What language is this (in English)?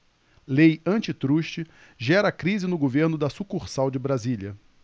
Portuguese